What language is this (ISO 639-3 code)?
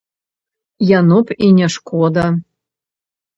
bel